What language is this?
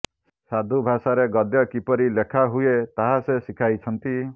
Odia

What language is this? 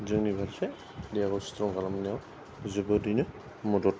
Bodo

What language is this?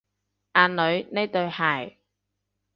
Cantonese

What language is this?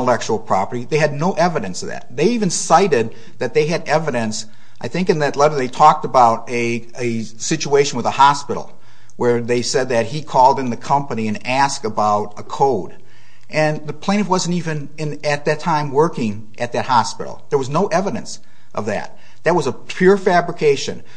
English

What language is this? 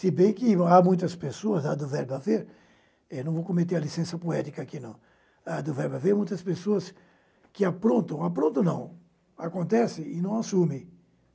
Portuguese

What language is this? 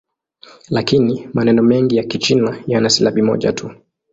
Swahili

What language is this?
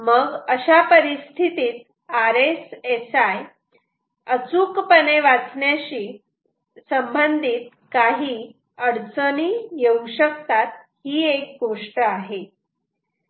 Marathi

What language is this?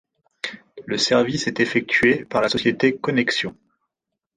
French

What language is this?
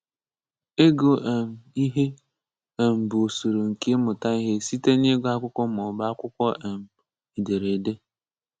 Igbo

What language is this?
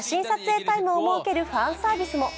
Japanese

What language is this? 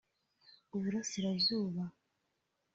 Kinyarwanda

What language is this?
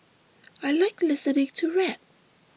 English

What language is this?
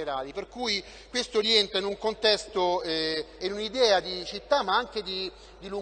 Italian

